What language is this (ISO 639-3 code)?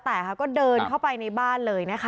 tha